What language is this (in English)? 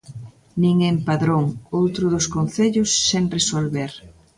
Galician